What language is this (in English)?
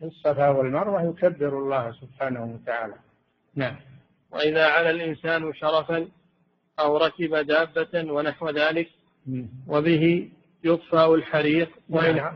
Arabic